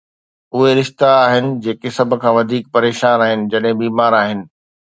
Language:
Sindhi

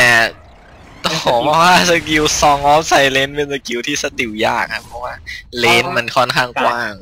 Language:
Thai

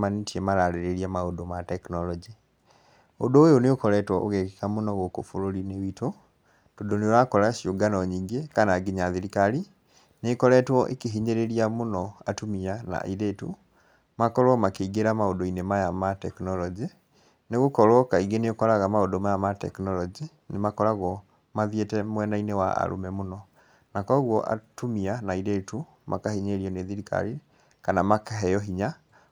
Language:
Kikuyu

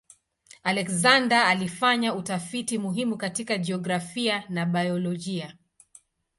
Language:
Swahili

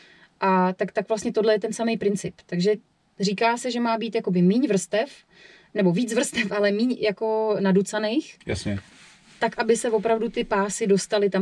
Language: Czech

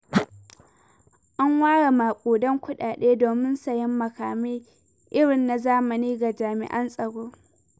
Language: Hausa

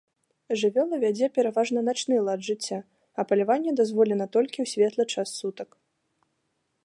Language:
Belarusian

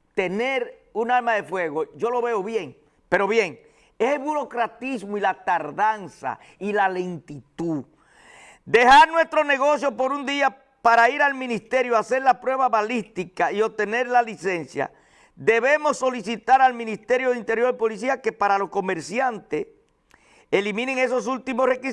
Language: Spanish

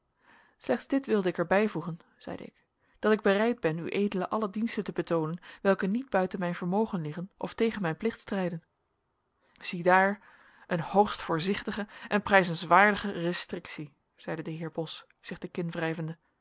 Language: Dutch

